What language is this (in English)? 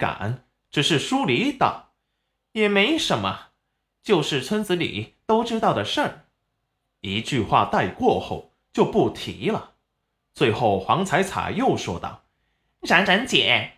Chinese